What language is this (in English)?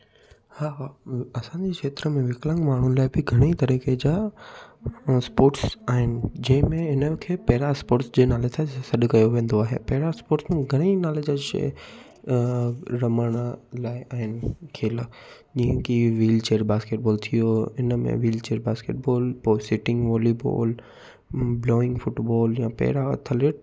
Sindhi